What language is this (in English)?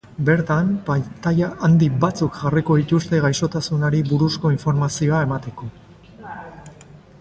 Basque